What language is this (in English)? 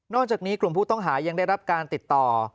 Thai